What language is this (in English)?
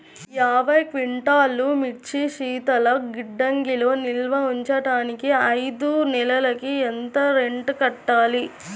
Telugu